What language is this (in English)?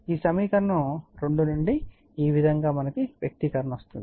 Telugu